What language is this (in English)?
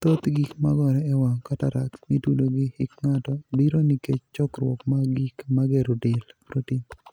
Luo (Kenya and Tanzania)